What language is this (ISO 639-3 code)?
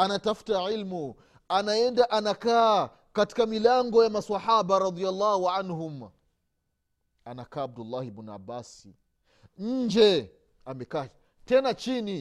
swa